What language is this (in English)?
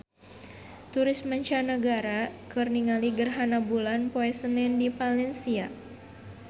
Sundanese